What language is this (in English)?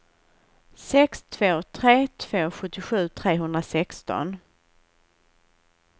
Swedish